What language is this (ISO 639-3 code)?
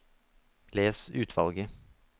nor